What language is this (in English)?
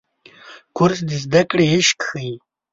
Pashto